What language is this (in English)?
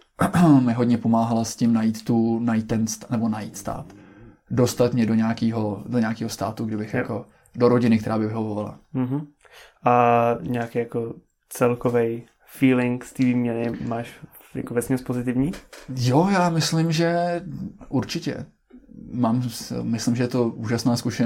Czech